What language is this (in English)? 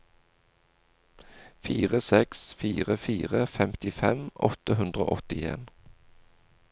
Norwegian